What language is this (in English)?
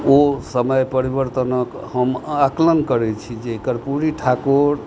Maithili